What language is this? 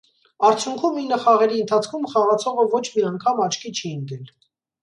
Armenian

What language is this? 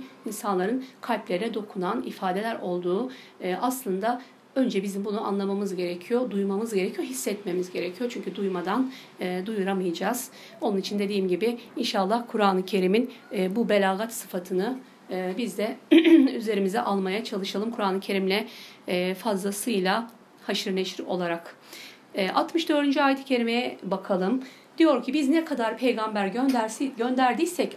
Turkish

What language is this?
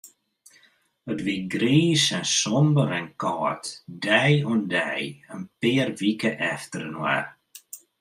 Western Frisian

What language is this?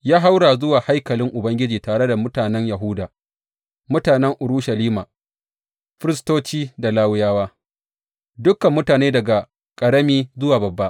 Hausa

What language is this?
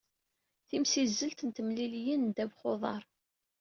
Kabyle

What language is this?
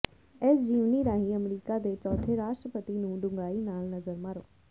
Punjabi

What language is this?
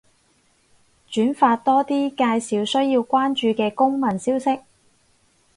Cantonese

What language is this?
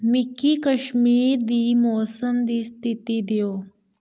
Dogri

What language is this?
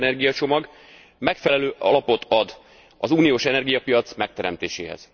Hungarian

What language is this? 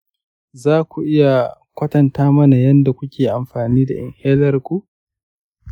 Hausa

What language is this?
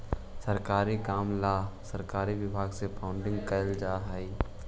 Magahi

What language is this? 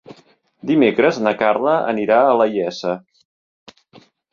Catalan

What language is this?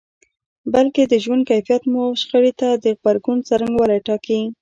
Pashto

